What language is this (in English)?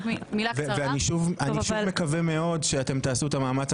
Hebrew